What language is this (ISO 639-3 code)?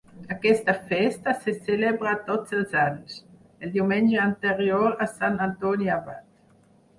cat